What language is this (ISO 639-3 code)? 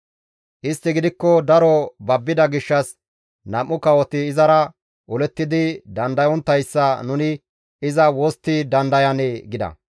gmv